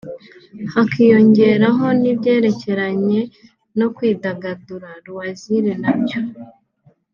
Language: Kinyarwanda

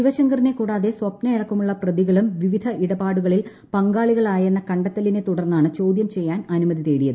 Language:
Malayalam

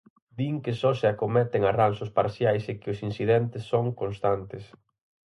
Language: Galician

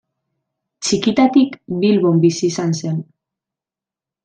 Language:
Basque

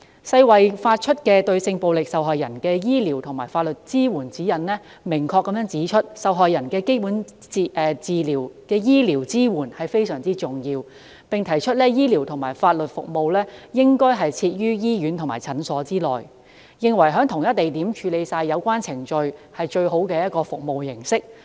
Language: Cantonese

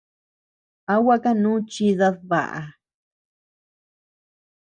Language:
Tepeuxila Cuicatec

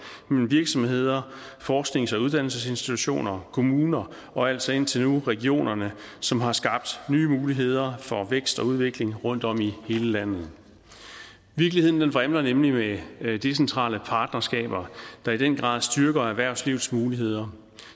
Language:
Danish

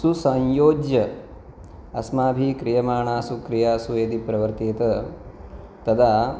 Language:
Sanskrit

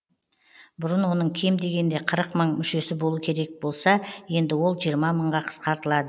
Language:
Kazakh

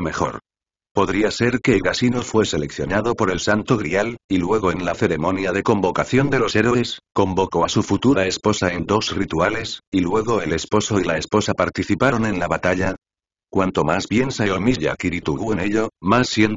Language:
Spanish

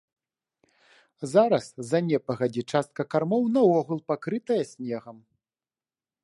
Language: Belarusian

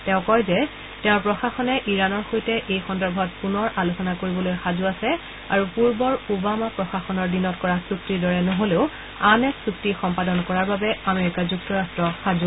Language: Assamese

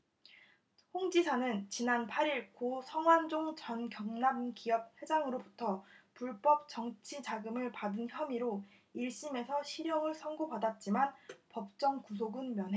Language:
Korean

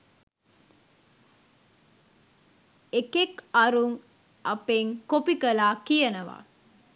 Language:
Sinhala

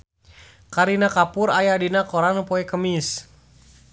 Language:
Sundanese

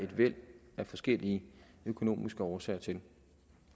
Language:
Danish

